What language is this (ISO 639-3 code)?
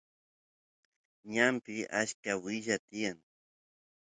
qus